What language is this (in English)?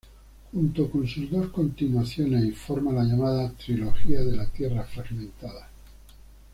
Spanish